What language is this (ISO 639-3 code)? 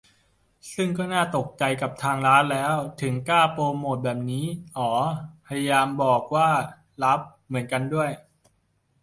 tha